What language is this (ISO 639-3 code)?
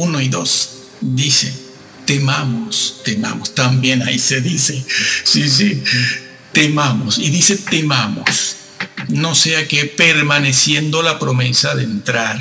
spa